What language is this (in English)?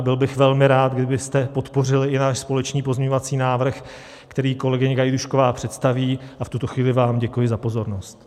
Czech